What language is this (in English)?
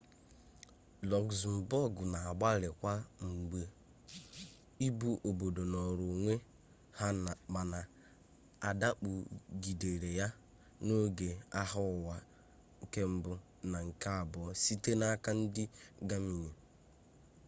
Igbo